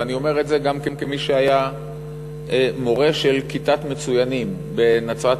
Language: Hebrew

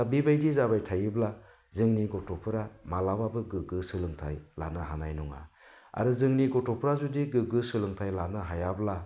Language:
Bodo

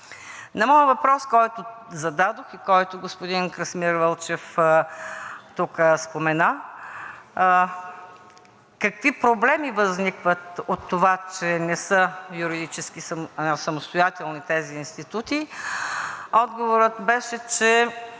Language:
Bulgarian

